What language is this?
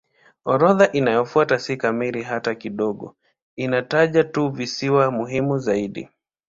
Swahili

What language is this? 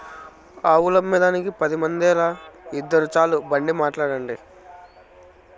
Telugu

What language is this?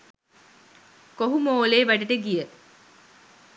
Sinhala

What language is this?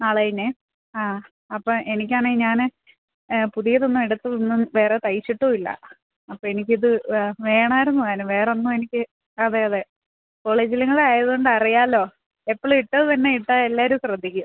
Malayalam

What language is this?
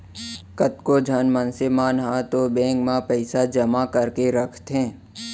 Chhattisgarhi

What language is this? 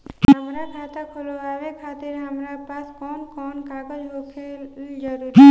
Bhojpuri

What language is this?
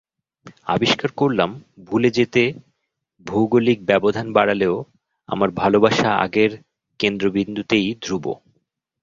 Bangla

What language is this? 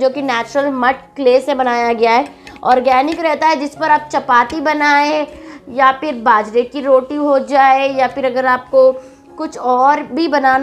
Hindi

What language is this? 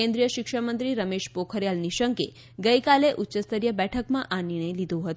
Gujarati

